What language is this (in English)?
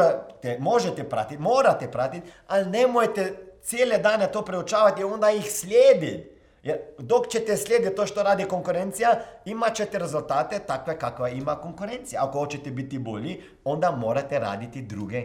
Croatian